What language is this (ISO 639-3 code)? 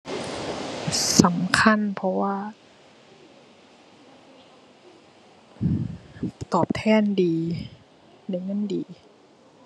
tha